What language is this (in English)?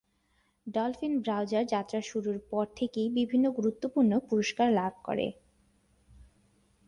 Bangla